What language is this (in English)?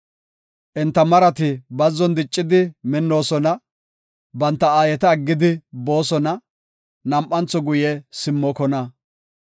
Gofa